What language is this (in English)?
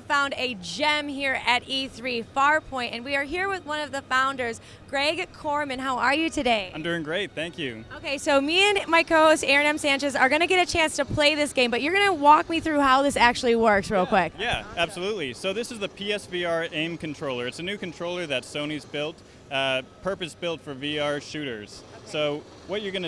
English